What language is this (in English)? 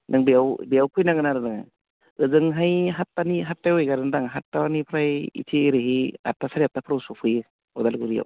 Bodo